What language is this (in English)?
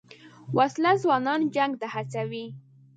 Pashto